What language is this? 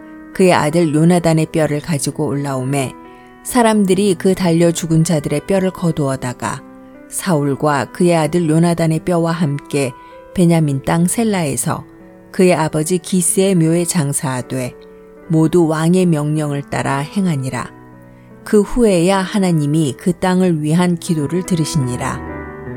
Korean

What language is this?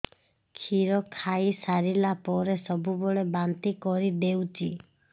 Odia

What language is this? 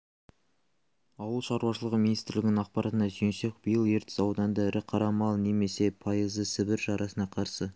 Kazakh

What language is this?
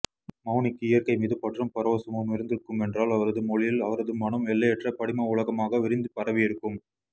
Tamil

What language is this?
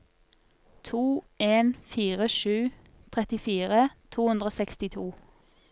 Norwegian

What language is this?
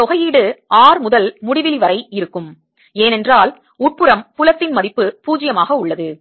Tamil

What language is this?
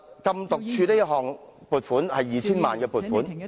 Cantonese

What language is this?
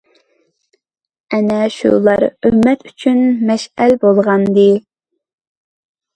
Uyghur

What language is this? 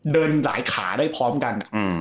Thai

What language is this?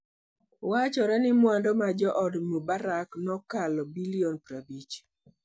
Luo (Kenya and Tanzania)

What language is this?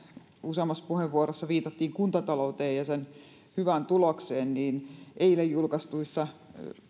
Finnish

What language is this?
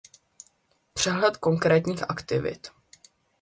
Czech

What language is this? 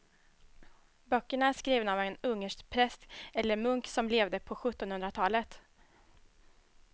Swedish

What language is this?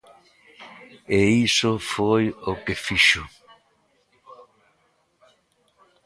Galician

